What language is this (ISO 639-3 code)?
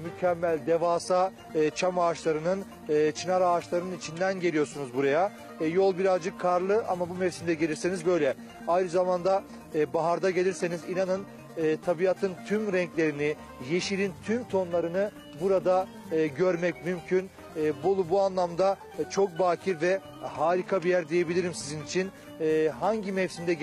tur